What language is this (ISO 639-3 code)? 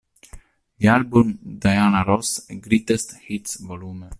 ita